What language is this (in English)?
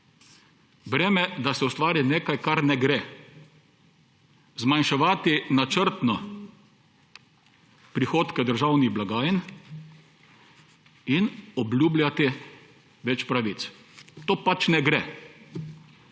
Slovenian